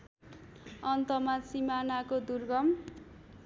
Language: Nepali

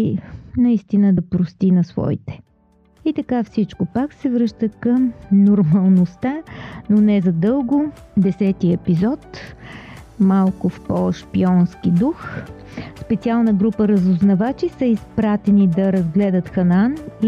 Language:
Bulgarian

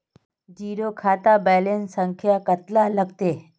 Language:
Magahi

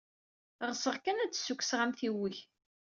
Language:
Kabyle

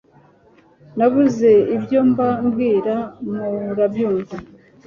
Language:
Kinyarwanda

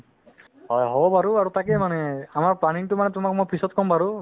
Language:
Assamese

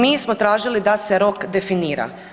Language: Croatian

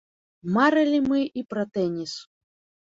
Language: Belarusian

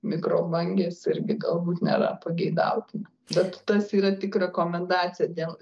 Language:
Lithuanian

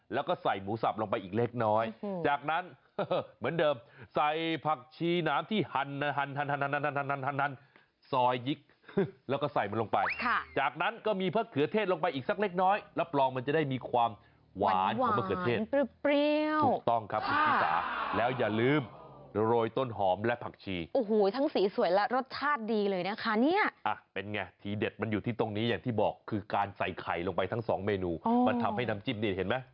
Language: Thai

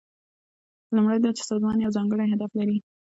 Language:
Pashto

